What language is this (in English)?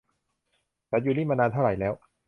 Thai